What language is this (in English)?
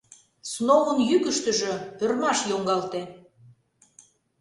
Mari